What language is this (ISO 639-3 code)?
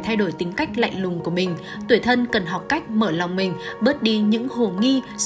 vie